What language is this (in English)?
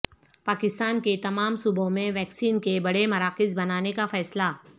Urdu